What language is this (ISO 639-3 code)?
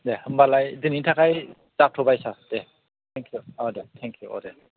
brx